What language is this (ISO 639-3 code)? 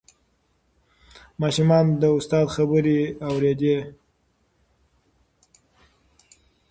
pus